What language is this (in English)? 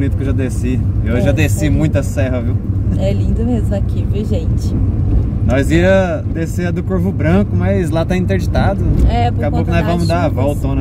Portuguese